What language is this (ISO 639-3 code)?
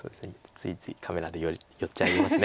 jpn